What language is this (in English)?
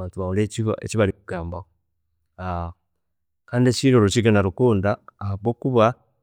Chiga